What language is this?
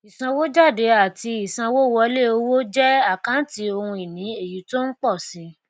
Yoruba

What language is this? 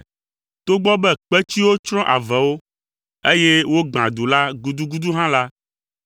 Ewe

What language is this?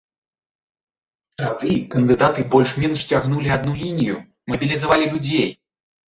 Belarusian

